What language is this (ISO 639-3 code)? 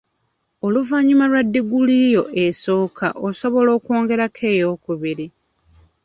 lug